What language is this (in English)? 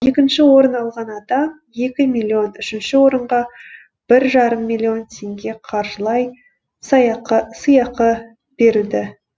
Kazakh